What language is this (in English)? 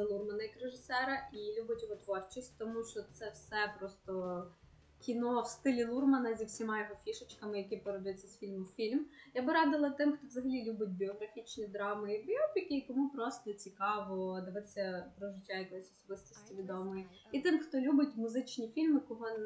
Ukrainian